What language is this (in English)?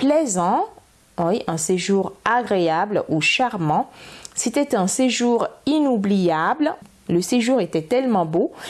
French